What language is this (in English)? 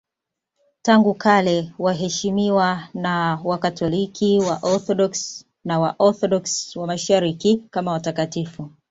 Swahili